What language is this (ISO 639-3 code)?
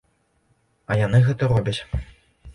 bel